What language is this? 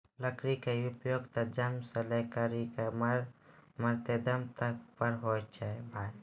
Maithili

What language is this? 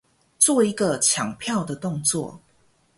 Chinese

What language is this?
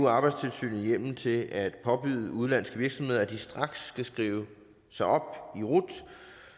Danish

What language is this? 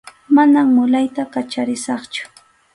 Arequipa-La Unión Quechua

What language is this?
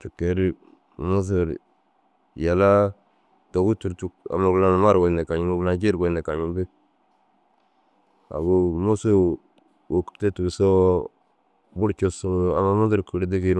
Dazaga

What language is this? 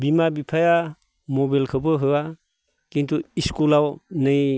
Bodo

